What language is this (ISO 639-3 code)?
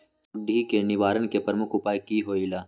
mag